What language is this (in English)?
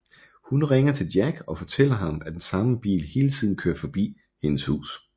Danish